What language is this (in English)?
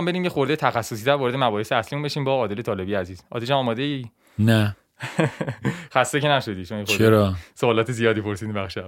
Persian